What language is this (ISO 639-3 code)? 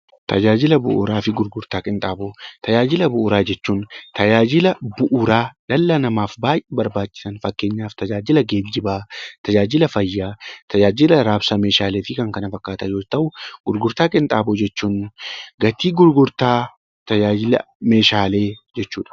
orm